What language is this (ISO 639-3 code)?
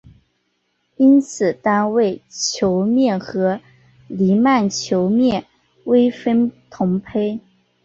zho